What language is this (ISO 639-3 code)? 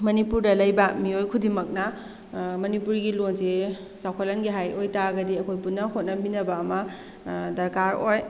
mni